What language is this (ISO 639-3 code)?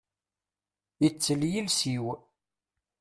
kab